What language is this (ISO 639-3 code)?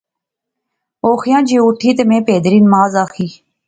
phr